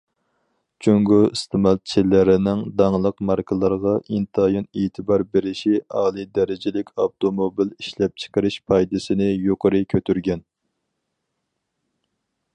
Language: Uyghur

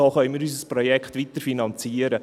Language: Swiss German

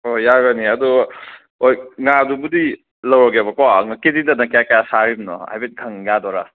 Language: Manipuri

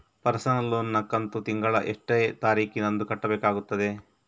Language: Kannada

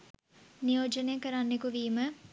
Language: Sinhala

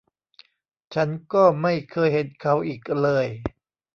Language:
Thai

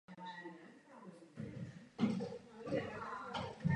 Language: Czech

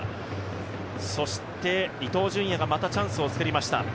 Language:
Japanese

